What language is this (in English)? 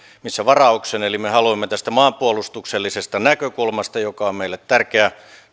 Finnish